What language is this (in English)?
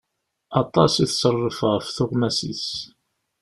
Kabyle